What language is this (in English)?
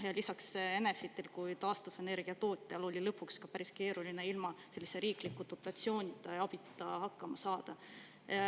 Estonian